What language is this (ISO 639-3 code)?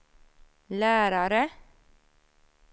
swe